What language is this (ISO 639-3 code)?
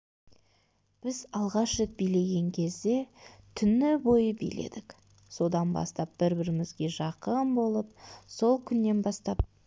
kaz